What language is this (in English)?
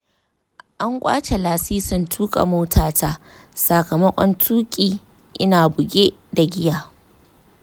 Hausa